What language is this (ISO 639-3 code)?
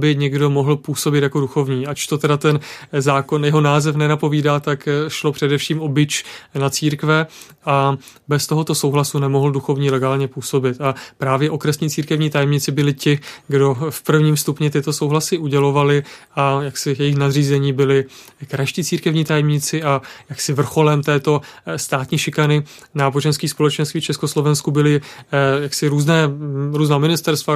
ces